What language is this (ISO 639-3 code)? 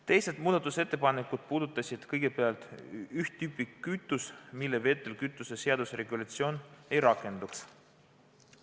est